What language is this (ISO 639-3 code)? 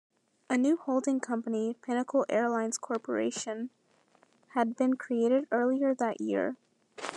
eng